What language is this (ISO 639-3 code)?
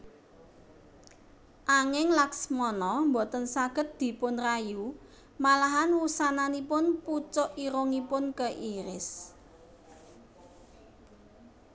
jav